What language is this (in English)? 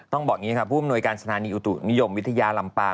Thai